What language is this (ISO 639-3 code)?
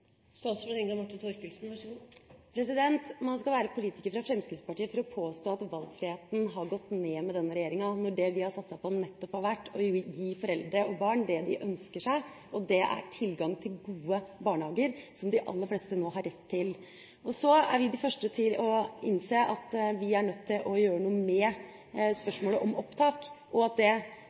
nob